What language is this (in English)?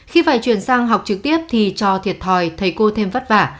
Vietnamese